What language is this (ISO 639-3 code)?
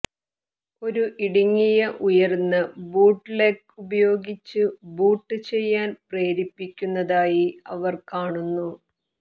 mal